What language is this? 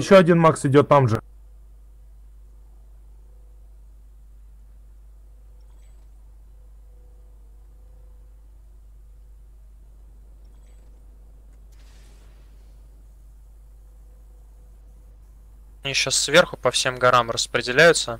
Russian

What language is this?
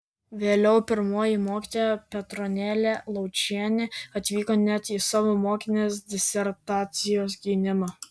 Lithuanian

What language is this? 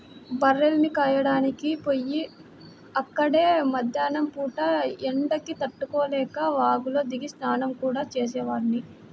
Telugu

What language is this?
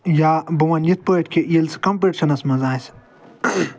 Kashmiri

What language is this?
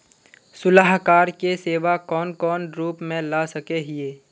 Magahi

